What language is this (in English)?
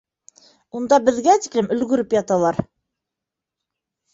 Bashkir